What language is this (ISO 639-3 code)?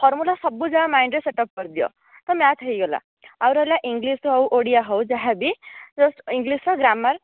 ori